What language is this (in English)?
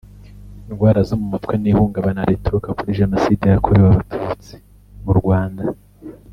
Kinyarwanda